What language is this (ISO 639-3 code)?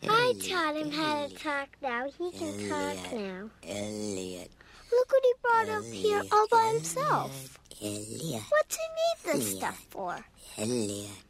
pol